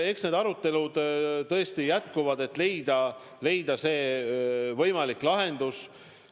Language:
Estonian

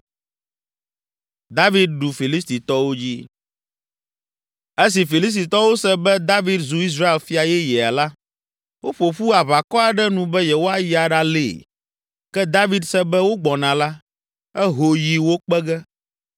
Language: Ewe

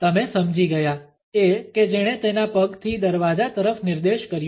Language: Gujarati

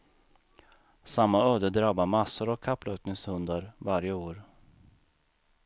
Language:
Swedish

